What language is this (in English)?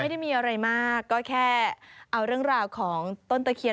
Thai